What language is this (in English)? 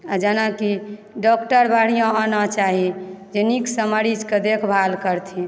Maithili